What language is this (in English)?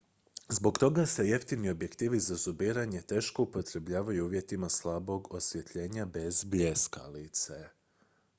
Croatian